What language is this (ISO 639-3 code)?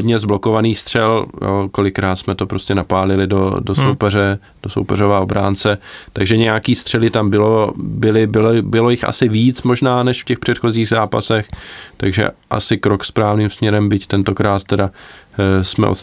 ces